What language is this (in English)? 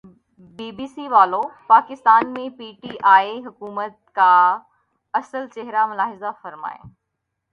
Urdu